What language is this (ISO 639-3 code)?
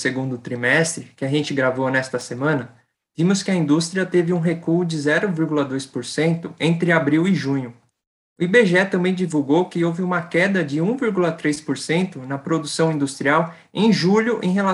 por